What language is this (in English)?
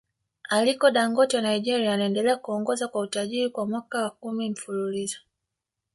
Swahili